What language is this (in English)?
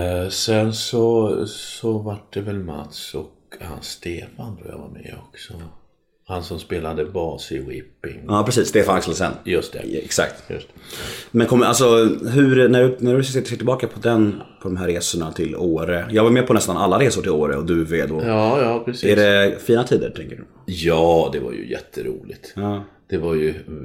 Swedish